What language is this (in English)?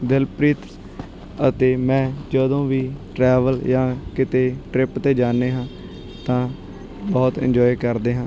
Punjabi